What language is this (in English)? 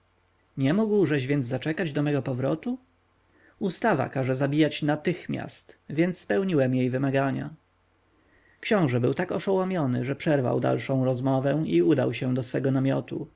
Polish